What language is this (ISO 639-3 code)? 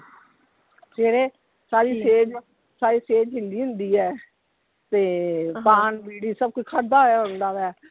pan